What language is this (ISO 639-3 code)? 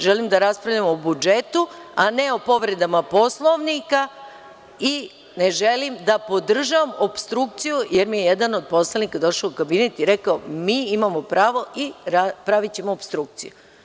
srp